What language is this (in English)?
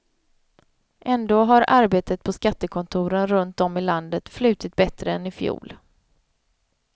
Swedish